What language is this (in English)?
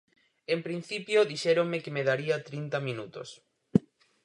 Galician